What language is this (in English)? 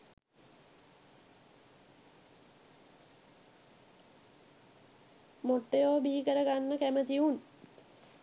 Sinhala